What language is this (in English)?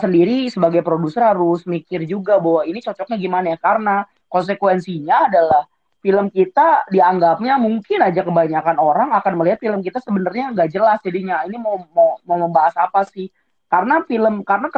Indonesian